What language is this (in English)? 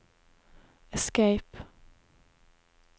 Norwegian